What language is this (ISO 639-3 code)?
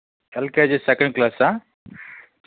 tel